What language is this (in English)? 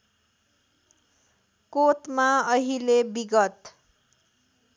Nepali